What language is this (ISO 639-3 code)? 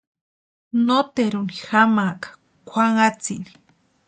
pua